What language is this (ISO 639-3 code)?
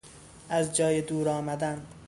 fas